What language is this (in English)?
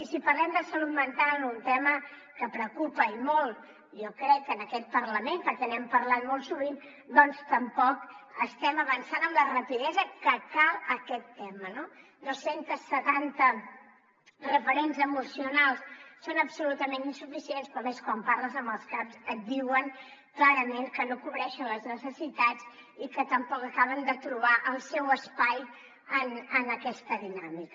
Catalan